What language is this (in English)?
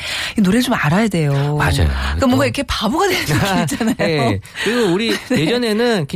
Korean